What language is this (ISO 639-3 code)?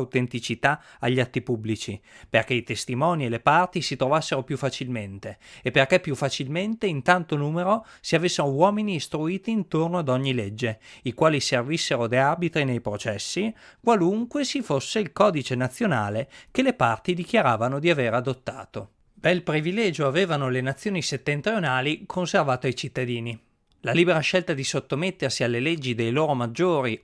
ita